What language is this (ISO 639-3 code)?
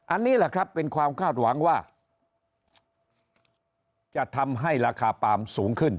tha